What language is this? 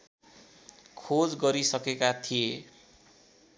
Nepali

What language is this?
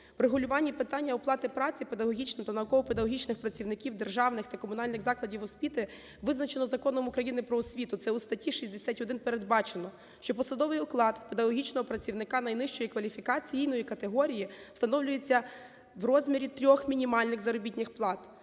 Ukrainian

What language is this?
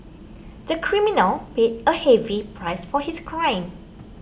English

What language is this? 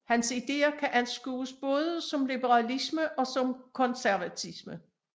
Danish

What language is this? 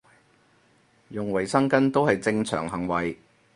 Cantonese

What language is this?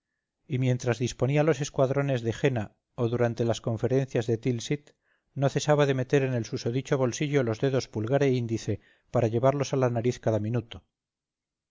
Spanish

